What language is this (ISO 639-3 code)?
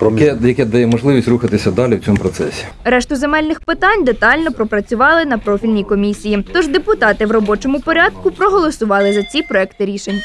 ukr